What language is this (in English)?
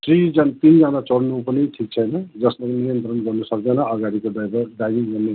Nepali